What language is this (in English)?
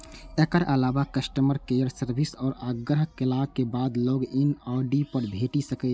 Maithili